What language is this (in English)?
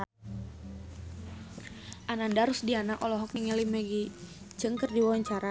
Sundanese